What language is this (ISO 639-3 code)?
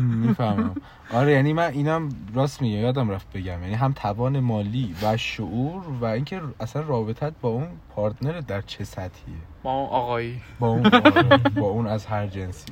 fas